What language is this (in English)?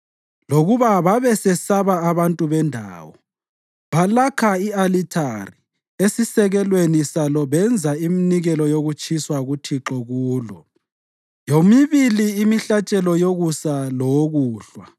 North Ndebele